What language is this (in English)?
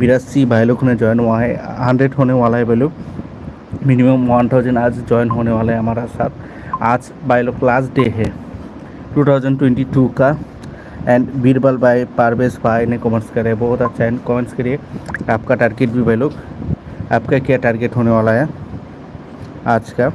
Hindi